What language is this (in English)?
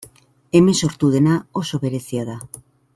Basque